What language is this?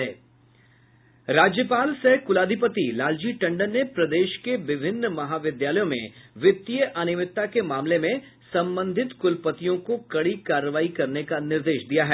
Hindi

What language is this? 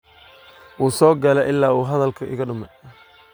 Somali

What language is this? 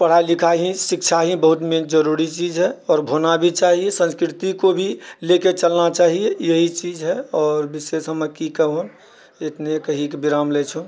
Maithili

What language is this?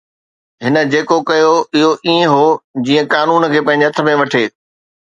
Sindhi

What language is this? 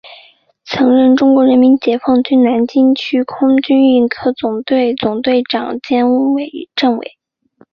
Chinese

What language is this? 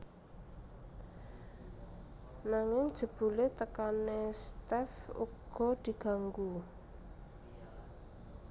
Javanese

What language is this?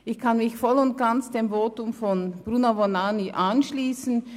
Swiss German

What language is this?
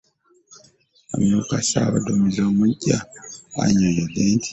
Ganda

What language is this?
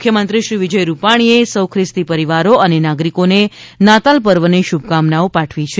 Gujarati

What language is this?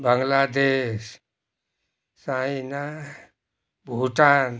Nepali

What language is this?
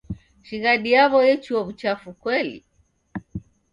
Taita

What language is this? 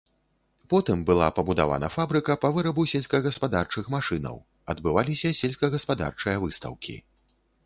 Belarusian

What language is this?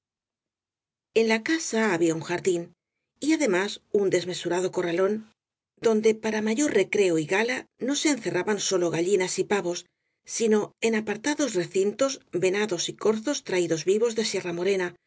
Spanish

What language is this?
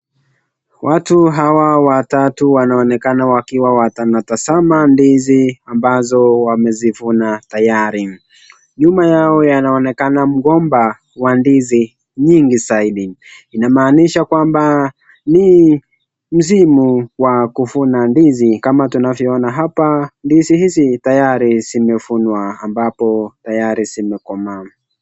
Swahili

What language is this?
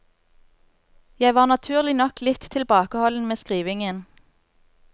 Norwegian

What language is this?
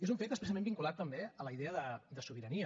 Catalan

